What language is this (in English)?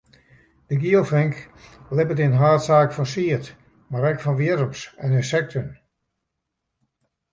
Western Frisian